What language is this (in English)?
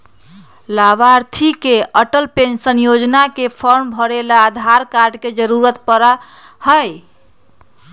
Magahi